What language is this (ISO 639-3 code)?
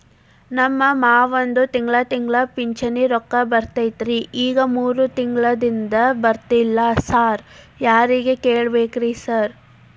kan